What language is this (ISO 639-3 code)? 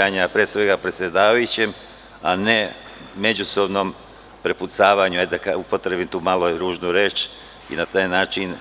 srp